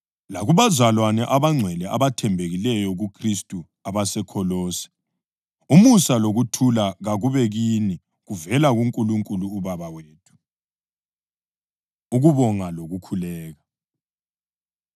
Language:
North Ndebele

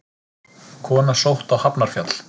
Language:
Icelandic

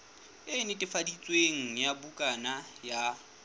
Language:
Southern Sotho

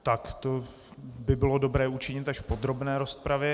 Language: Czech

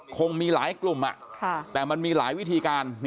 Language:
Thai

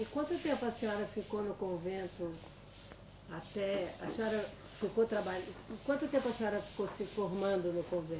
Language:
Portuguese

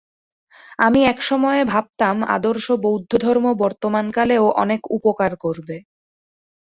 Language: Bangla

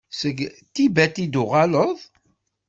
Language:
Kabyle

